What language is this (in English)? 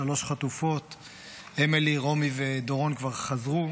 Hebrew